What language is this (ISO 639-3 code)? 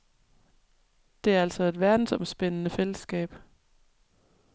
dan